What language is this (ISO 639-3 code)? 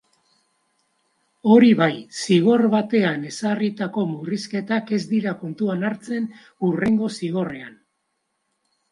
eus